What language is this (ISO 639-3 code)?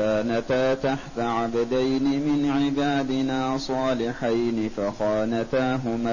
ara